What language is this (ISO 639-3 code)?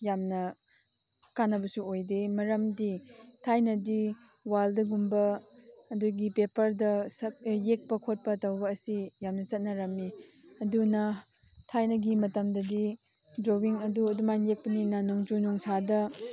mni